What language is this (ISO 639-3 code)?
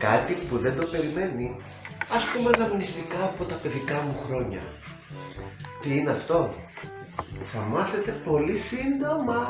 ell